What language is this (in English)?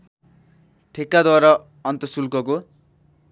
Nepali